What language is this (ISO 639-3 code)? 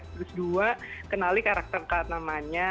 ind